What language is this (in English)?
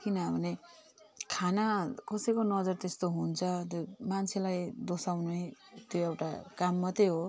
Nepali